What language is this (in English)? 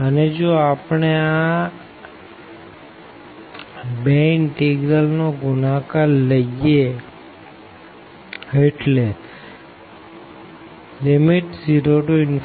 Gujarati